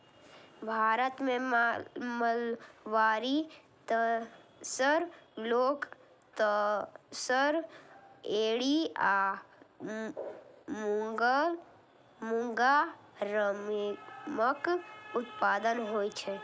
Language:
Maithili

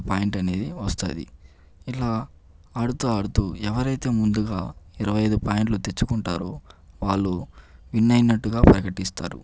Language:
Telugu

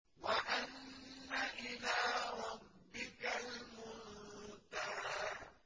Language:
Arabic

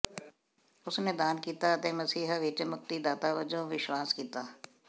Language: Punjabi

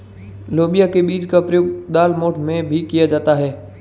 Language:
Hindi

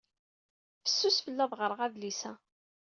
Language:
Kabyle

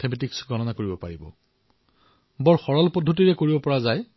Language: Assamese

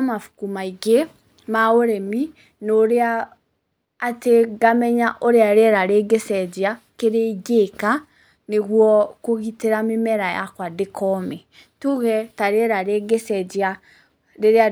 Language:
Kikuyu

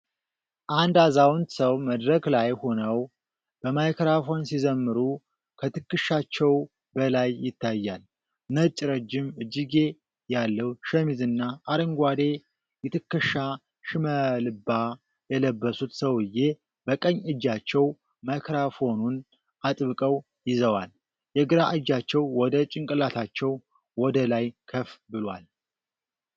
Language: Amharic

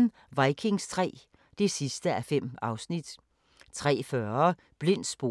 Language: Danish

